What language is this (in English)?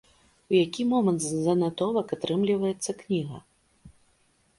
Belarusian